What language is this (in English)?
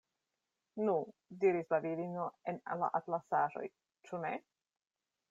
Esperanto